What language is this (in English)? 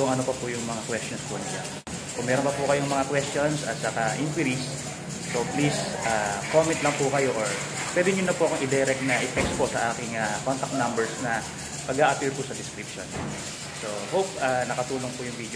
Filipino